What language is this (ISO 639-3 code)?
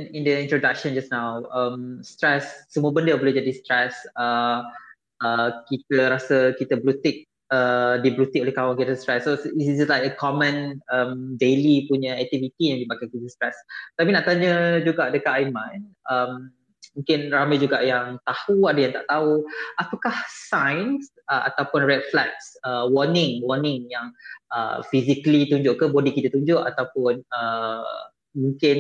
msa